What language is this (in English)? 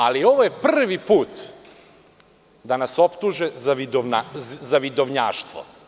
Serbian